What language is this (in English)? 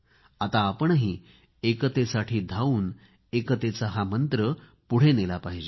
Marathi